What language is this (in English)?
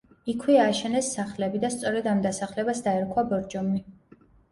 Georgian